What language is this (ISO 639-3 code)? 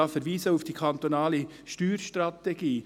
gsw